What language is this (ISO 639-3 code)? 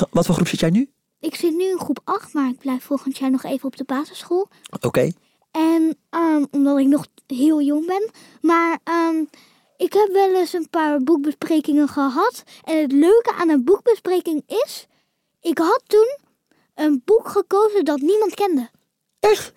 nld